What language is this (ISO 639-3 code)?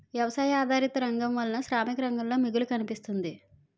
tel